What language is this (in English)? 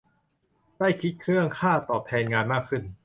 Thai